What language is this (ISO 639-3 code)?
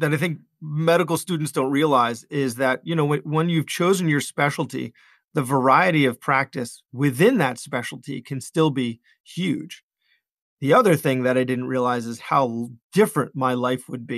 eng